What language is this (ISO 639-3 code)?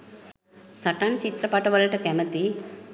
sin